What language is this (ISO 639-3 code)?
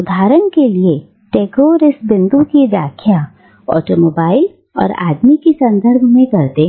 hin